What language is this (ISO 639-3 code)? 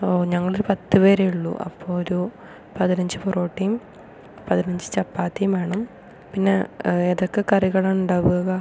mal